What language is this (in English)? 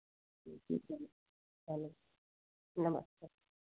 Hindi